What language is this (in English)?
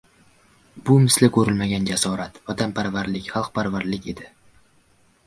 Uzbek